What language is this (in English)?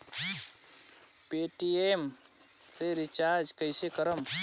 Bhojpuri